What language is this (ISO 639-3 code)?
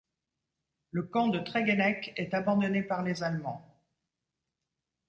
fra